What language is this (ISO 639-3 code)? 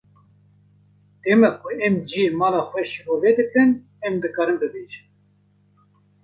kur